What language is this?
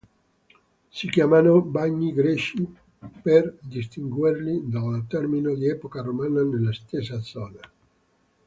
Italian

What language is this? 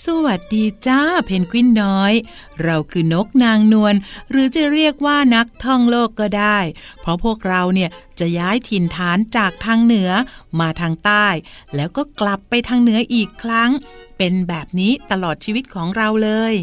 Thai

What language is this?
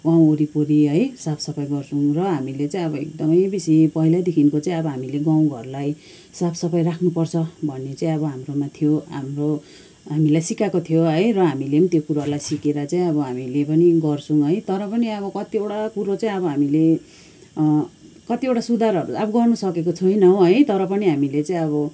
Nepali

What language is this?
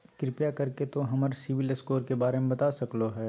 Magahi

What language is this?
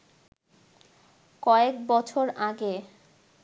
Bangla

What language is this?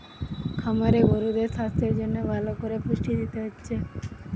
Bangla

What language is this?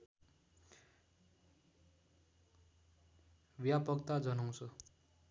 Nepali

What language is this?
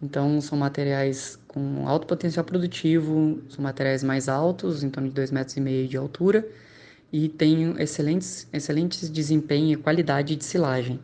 Portuguese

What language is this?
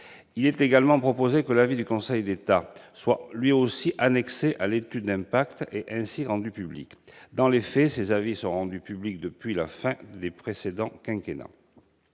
French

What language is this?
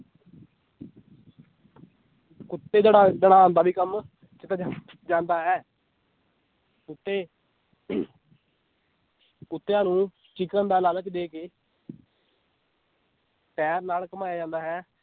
Punjabi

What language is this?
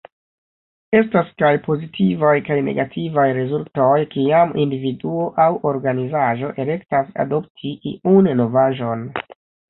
Esperanto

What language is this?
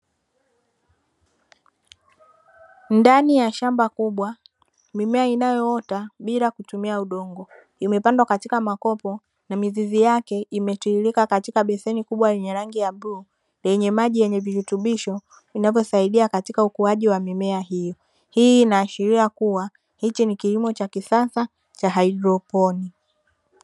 Swahili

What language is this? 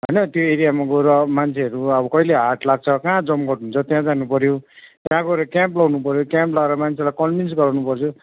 Nepali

